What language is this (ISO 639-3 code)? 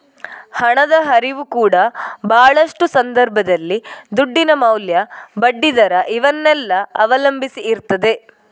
kan